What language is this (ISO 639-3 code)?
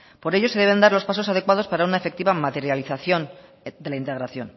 spa